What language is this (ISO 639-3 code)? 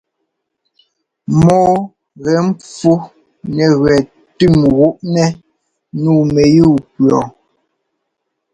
jgo